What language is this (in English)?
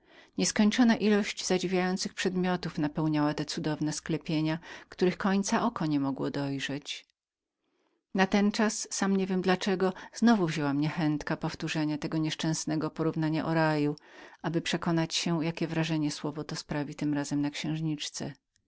Polish